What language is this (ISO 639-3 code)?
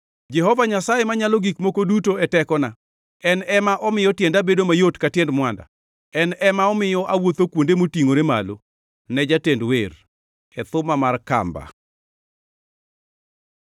luo